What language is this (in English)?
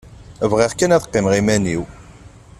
Kabyle